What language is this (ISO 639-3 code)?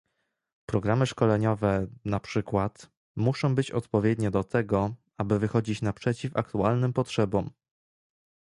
pol